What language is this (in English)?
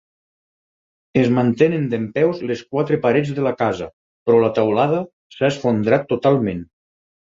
Catalan